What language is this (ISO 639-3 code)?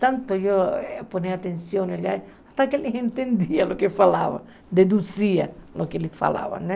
por